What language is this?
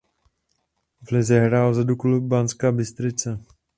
Czech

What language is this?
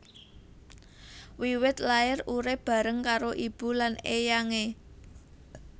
Javanese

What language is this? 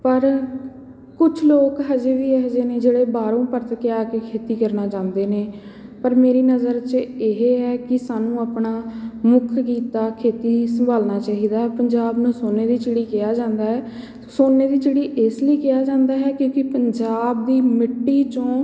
Punjabi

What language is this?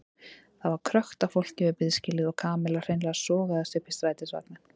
Icelandic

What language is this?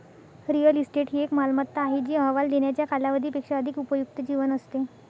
Marathi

